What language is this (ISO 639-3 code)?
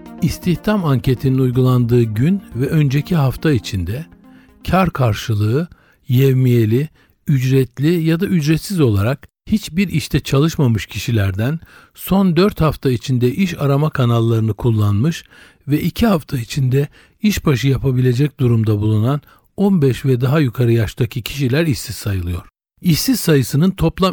tur